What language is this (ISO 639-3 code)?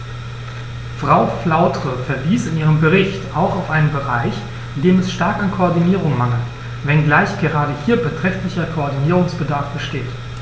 deu